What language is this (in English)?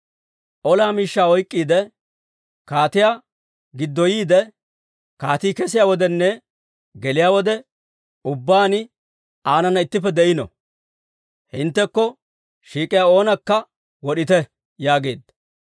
Dawro